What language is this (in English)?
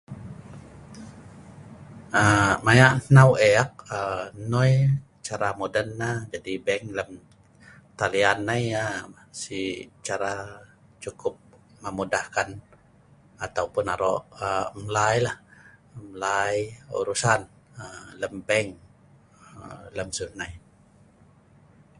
Sa'ban